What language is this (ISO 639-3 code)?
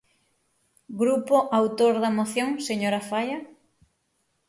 glg